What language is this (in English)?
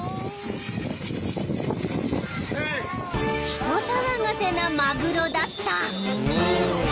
Japanese